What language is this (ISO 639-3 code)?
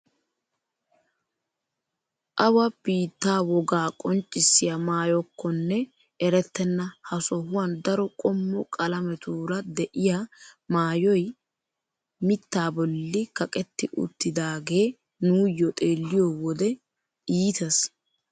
wal